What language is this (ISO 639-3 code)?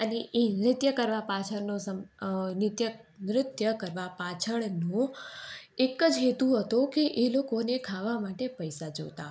guj